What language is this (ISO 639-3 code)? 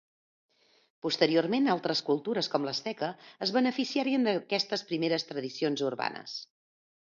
cat